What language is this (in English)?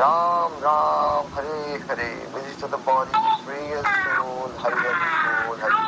Hindi